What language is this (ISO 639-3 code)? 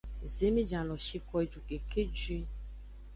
ajg